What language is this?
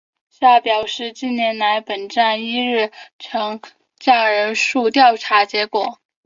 Chinese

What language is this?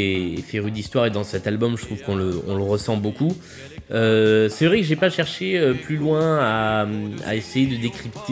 French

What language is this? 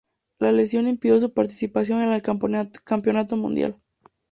Spanish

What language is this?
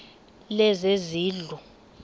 Xhosa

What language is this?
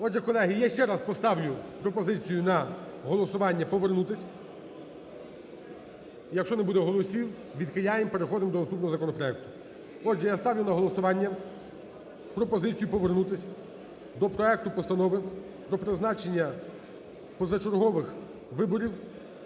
Ukrainian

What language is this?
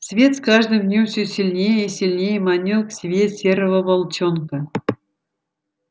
Russian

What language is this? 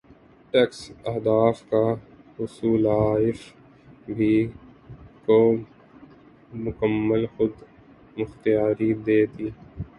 Urdu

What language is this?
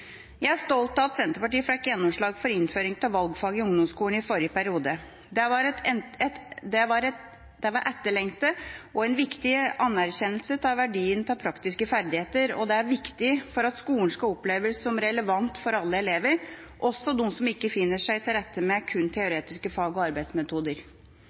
Norwegian Bokmål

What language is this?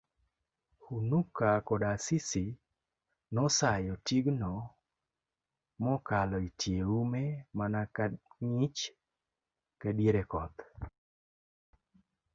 Luo (Kenya and Tanzania)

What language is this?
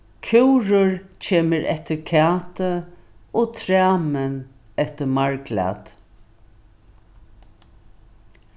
Faroese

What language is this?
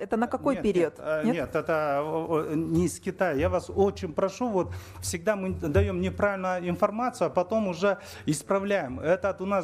Russian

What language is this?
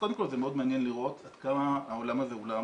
Hebrew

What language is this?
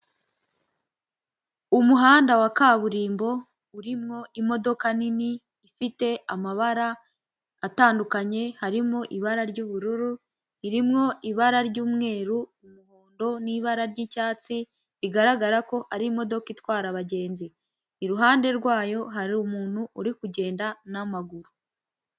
Kinyarwanda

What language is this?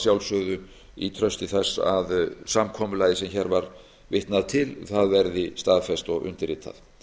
Icelandic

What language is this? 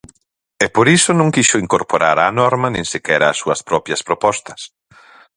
Galician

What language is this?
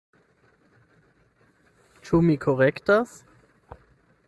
Esperanto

